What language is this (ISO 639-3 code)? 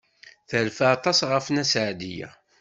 kab